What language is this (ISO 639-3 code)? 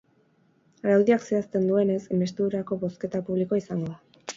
eus